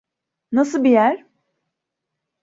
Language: Turkish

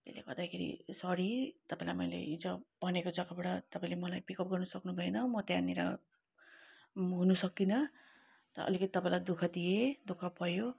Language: Nepali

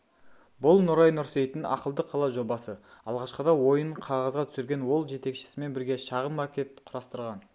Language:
Kazakh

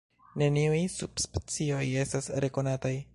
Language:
Esperanto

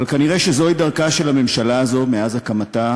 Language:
Hebrew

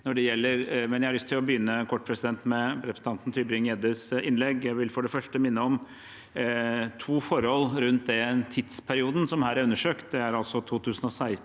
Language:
Norwegian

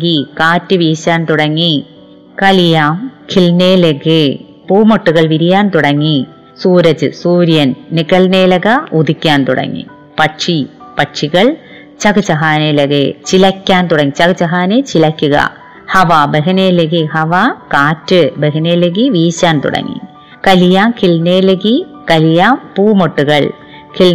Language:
Malayalam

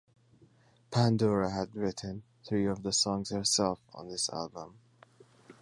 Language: English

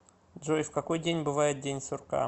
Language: Russian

